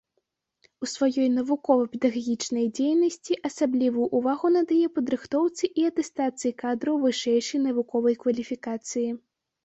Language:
Belarusian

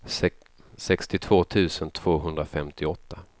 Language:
Swedish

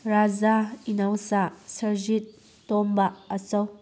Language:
Manipuri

